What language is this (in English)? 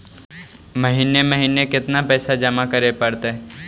Magahi